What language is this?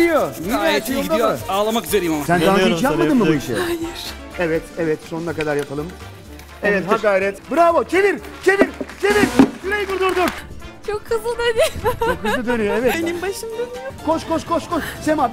Turkish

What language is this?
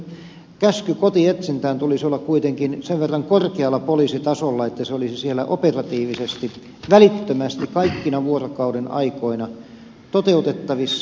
Finnish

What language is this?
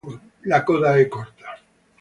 Italian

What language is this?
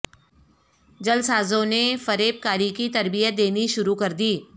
Urdu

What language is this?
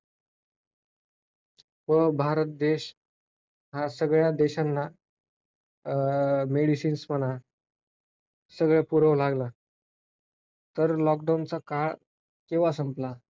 Marathi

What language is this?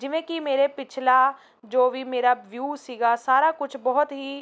Punjabi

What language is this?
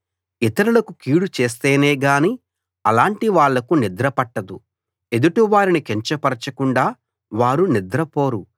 Telugu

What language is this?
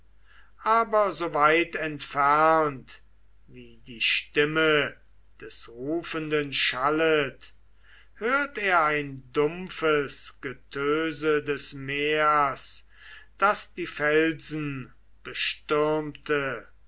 German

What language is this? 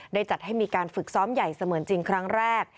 Thai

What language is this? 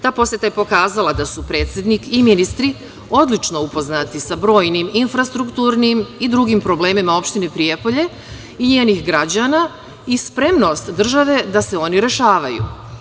Serbian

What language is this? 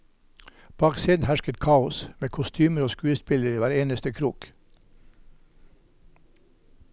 Norwegian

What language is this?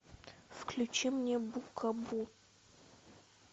Russian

